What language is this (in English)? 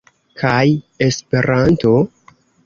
Esperanto